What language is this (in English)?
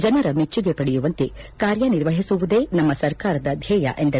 Kannada